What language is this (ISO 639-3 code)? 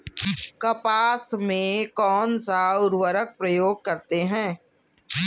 hin